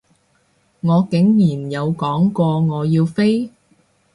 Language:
Cantonese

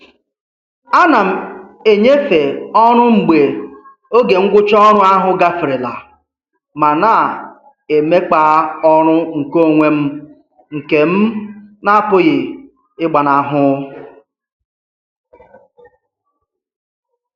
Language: Igbo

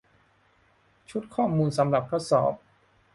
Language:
Thai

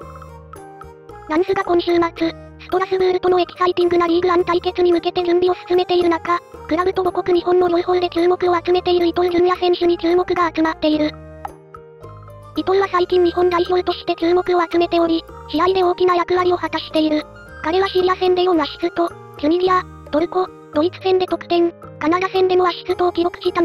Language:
Japanese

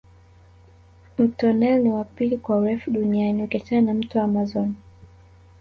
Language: Swahili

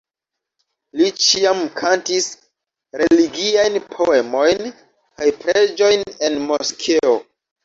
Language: Esperanto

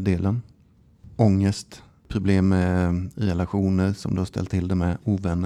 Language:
Swedish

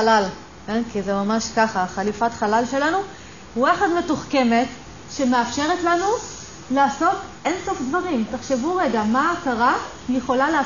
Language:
Hebrew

